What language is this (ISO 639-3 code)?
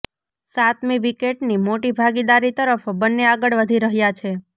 guj